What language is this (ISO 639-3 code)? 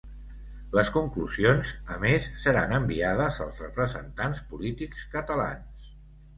cat